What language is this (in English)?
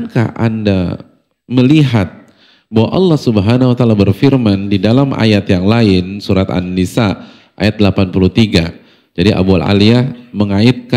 Indonesian